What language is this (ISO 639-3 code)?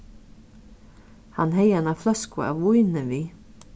fao